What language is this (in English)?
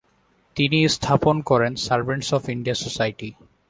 Bangla